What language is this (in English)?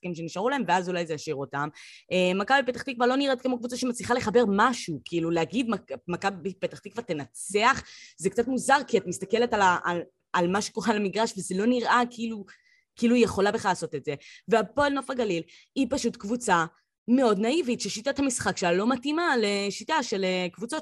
Hebrew